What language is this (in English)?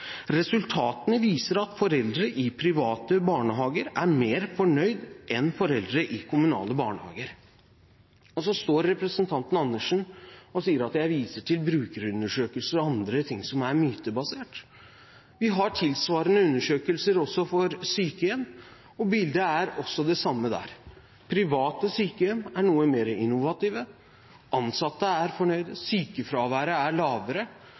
Norwegian Bokmål